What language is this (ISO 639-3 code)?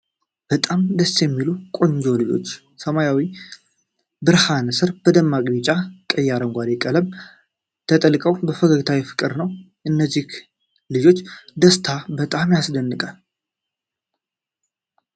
amh